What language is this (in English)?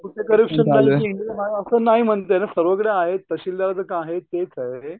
Marathi